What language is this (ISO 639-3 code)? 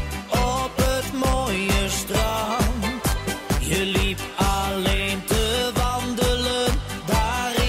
pol